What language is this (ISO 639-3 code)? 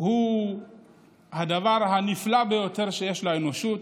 heb